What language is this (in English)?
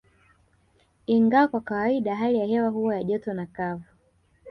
Swahili